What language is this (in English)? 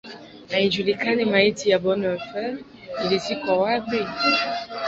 Swahili